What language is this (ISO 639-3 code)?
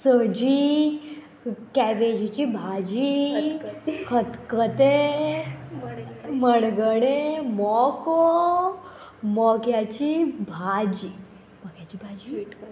kok